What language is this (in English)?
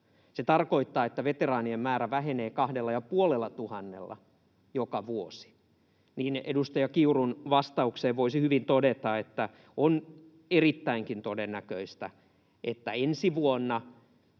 Finnish